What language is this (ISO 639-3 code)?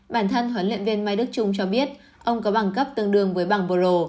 vie